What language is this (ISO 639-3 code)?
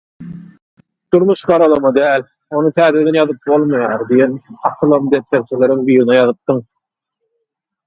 tuk